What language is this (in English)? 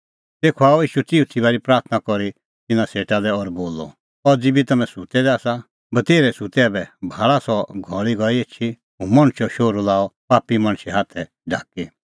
Kullu Pahari